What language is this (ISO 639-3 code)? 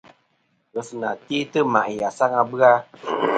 bkm